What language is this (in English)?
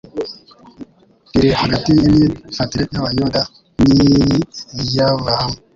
Kinyarwanda